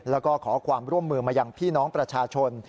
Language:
Thai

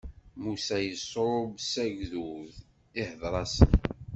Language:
Kabyle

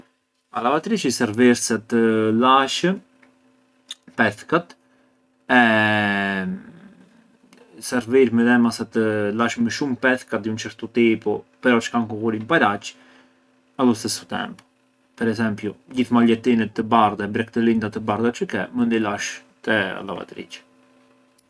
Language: Arbëreshë Albanian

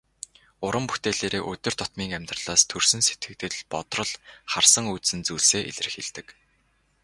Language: Mongolian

